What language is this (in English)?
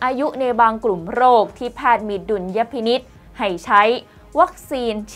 Thai